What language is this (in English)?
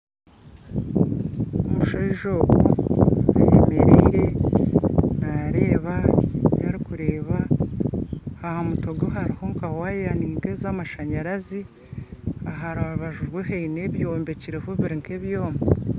Nyankole